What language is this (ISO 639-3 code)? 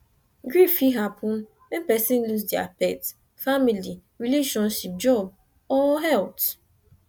pcm